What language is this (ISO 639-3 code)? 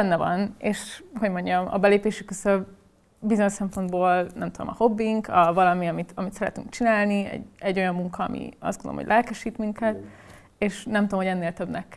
hun